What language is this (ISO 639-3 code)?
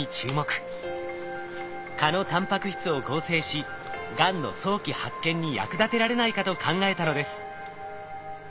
jpn